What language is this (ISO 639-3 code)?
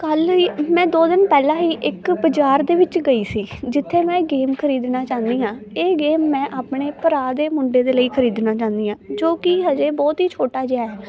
pan